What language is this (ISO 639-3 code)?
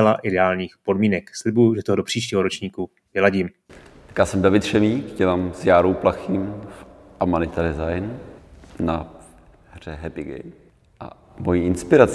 ces